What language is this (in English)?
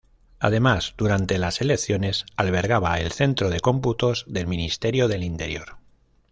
Spanish